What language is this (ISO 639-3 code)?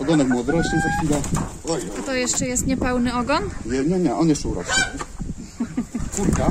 pol